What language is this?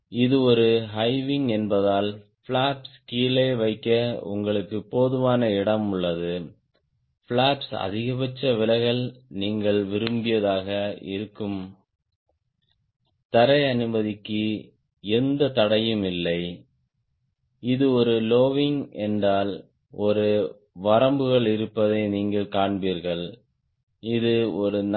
Tamil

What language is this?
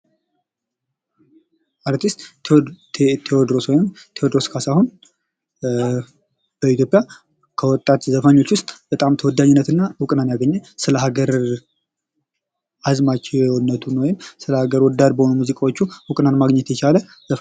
Amharic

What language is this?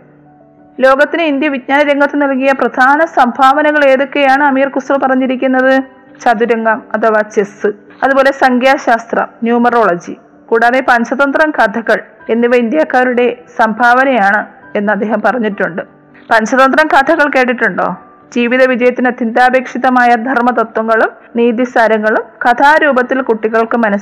Malayalam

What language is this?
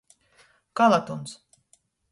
Latgalian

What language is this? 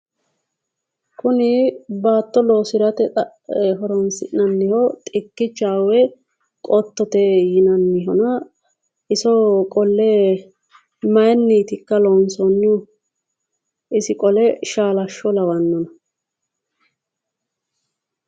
Sidamo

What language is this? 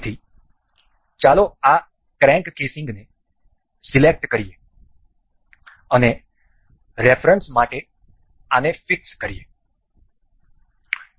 Gujarati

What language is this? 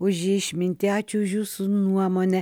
Lithuanian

